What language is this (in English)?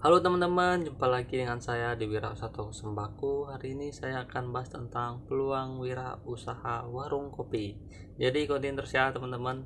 Indonesian